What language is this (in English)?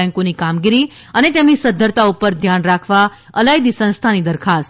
Gujarati